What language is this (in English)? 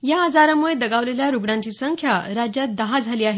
Marathi